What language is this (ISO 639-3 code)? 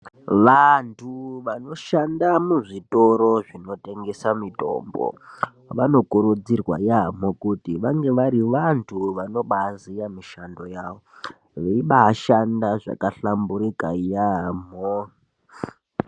ndc